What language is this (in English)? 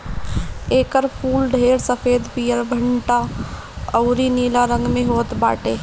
Bhojpuri